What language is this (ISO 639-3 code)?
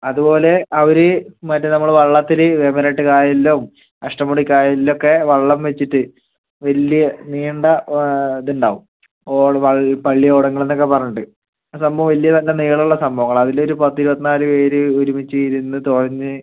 mal